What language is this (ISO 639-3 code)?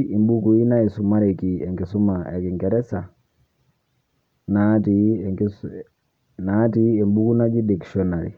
mas